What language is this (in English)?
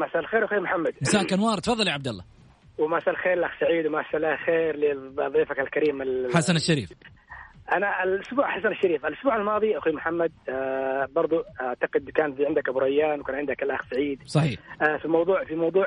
Arabic